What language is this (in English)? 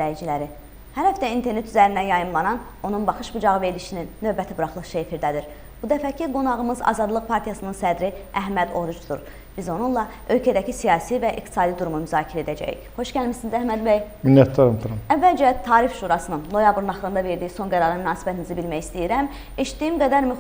Turkish